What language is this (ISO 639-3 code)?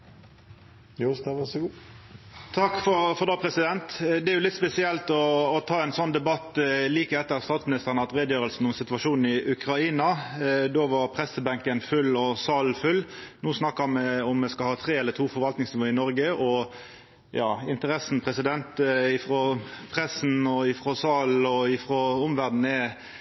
nno